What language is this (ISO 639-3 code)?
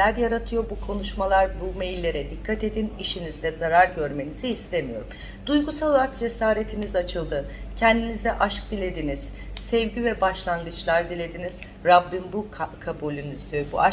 tur